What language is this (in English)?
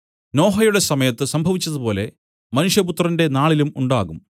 Malayalam